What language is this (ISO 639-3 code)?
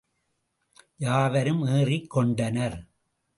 tam